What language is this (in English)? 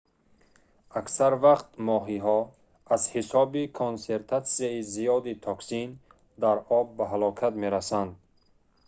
Tajik